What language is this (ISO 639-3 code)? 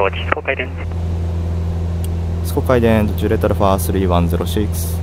jpn